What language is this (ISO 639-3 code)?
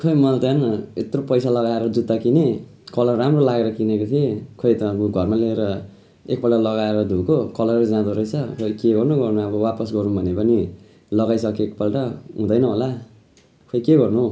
nep